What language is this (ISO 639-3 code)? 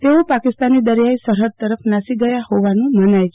guj